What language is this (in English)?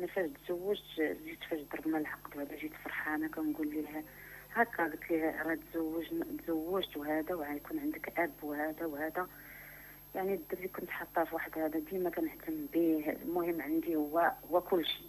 Arabic